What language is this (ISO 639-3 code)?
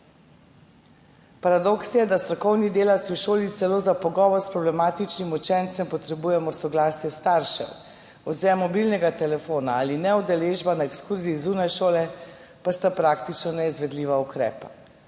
slv